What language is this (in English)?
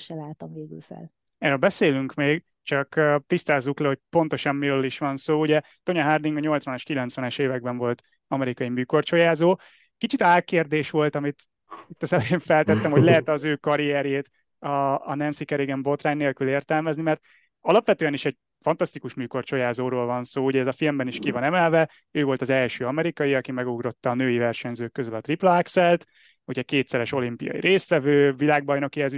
Hungarian